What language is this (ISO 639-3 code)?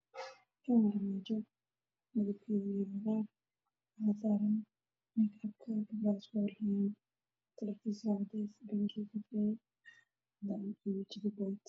som